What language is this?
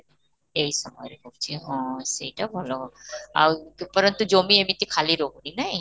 Odia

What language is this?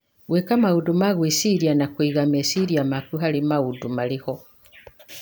Kikuyu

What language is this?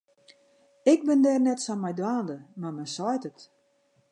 Western Frisian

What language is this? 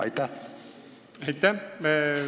Estonian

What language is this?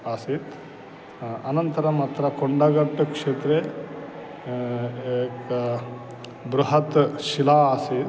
Sanskrit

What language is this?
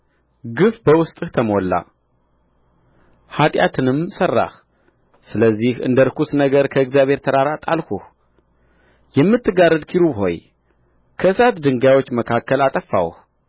Amharic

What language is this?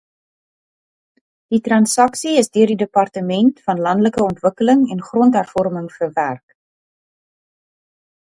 Afrikaans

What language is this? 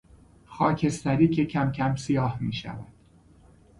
Persian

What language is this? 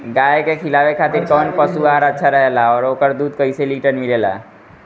Bhojpuri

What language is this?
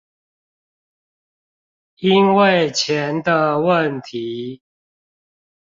Chinese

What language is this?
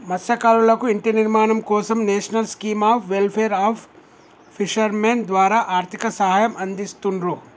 Telugu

